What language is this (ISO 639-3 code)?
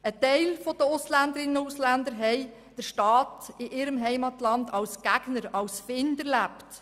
gsw